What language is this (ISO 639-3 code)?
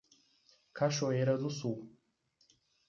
por